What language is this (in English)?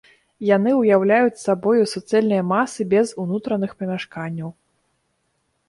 Belarusian